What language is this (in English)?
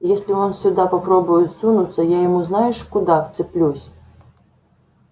Russian